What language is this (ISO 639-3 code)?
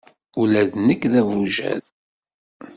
kab